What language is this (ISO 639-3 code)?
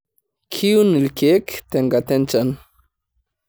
mas